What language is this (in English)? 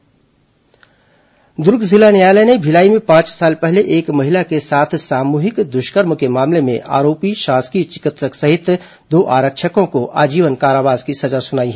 Hindi